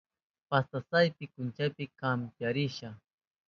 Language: Southern Pastaza Quechua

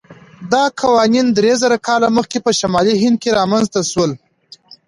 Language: Pashto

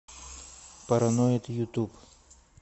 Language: Russian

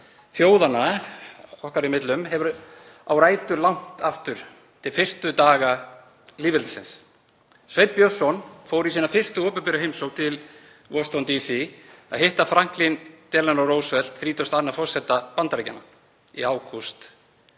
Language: Icelandic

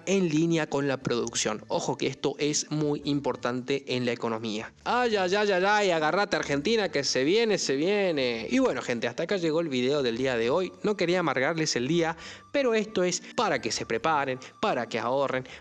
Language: Spanish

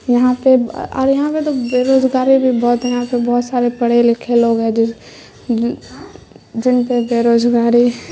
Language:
Urdu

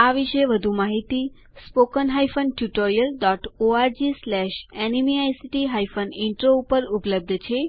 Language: Gujarati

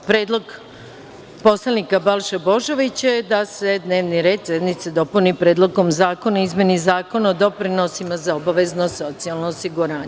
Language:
Serbian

